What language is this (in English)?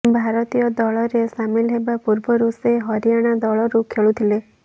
Odia